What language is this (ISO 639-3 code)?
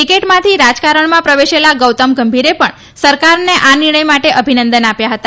guj